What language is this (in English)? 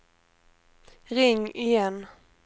Swedish